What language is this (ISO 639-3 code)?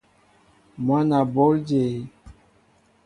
mbo